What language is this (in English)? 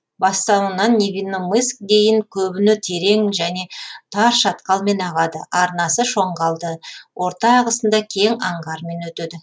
Kazakh